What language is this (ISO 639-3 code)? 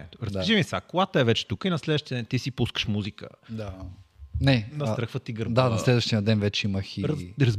bul